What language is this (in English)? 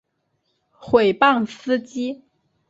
Chinese